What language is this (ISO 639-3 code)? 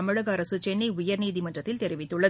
tam